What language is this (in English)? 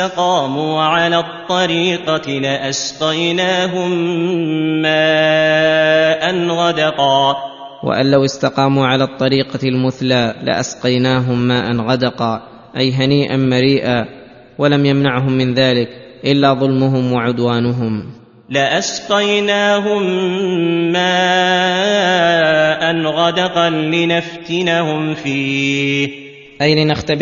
Arabic